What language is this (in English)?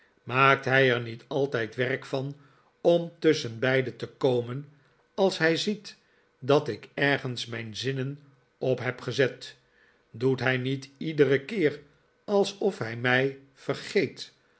Dutch